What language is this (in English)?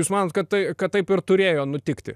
Lithuanian